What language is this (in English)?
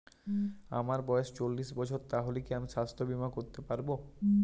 Bangla